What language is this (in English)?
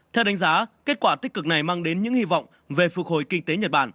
Vietnamese